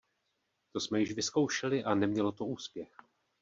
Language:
Czech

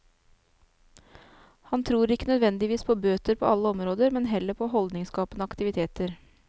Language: Norwegian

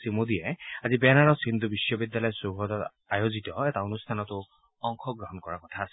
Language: Assamese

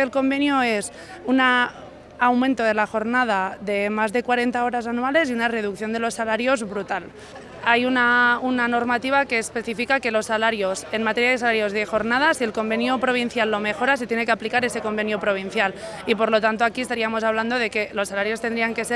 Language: Spanish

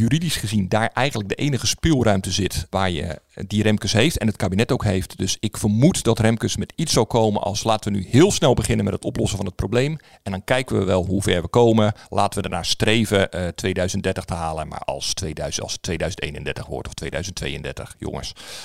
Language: Dutch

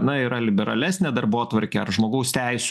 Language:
Lithuanian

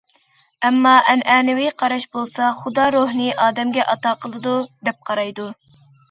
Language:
Uyghur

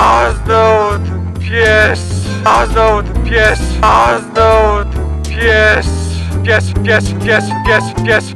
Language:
Polish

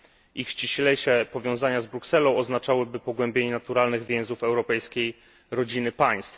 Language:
Polish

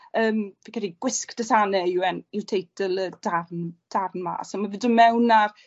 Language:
Welsh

